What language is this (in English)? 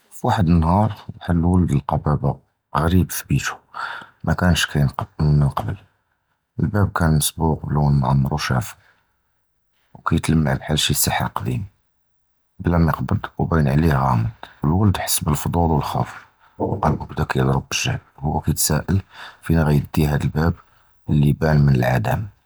Judeo-Arabic